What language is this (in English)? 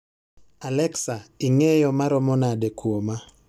Luo (Kenya and Tanzania)